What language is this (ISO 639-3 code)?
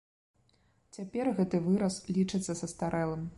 bel